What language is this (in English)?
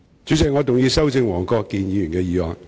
Cantonese